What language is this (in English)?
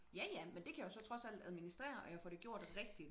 Danish